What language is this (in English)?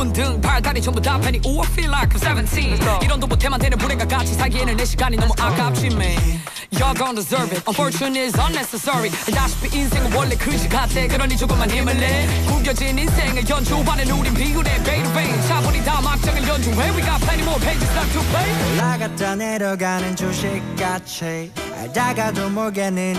Korean